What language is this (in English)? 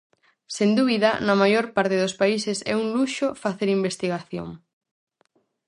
Galician